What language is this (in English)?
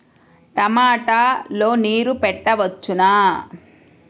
Telugu